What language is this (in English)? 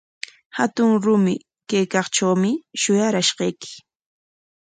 Corongo Ancash Quechua